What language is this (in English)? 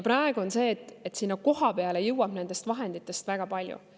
Estonian